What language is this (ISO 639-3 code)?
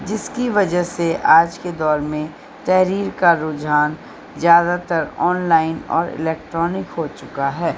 urd